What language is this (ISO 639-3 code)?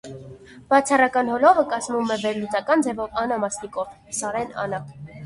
hye